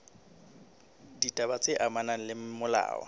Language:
Southern Sotho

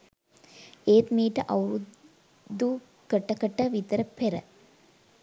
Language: Sinhala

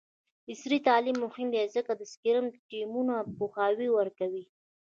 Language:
Pashto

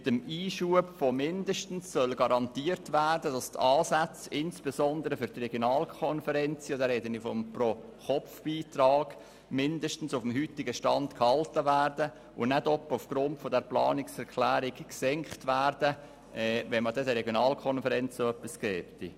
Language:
Swiss German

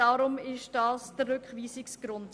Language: Swiss German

